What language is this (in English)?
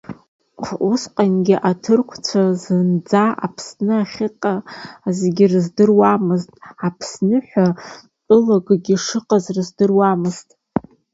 Abkhazian